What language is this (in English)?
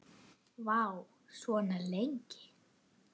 Icelandic